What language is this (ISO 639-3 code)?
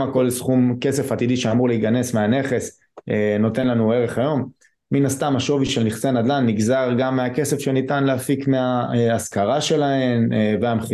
heb